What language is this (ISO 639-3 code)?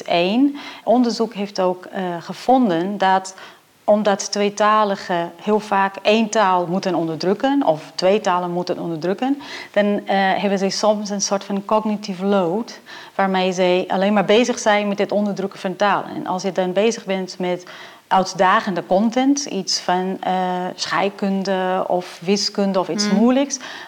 nld